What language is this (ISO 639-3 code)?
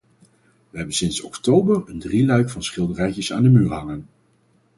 nld